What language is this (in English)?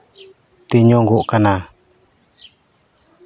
Santali